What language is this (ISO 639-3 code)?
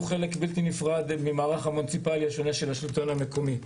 heb